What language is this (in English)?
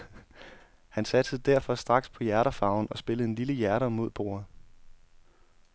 Danish